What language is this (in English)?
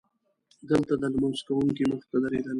Pashto